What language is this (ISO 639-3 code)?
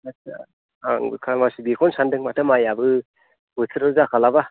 brx